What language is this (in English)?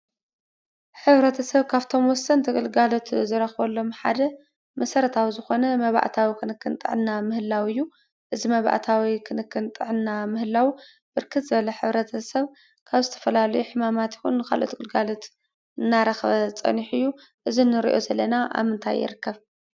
Tigrinya